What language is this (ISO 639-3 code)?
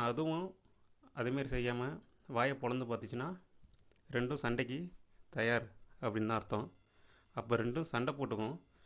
tam